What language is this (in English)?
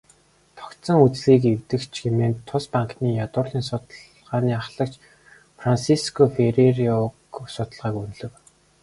Mongolian